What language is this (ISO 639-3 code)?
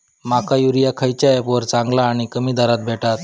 mar